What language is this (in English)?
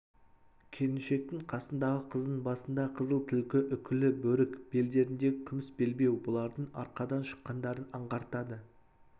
Kazakh